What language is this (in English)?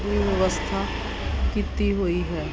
Punjabi